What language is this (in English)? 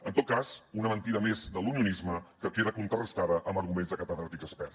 Catalan